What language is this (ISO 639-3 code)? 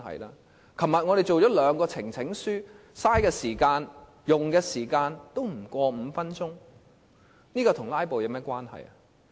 yue